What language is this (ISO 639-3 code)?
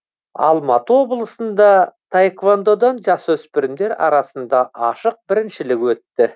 kaz